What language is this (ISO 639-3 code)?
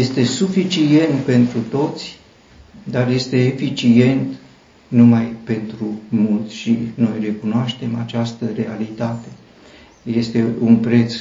ron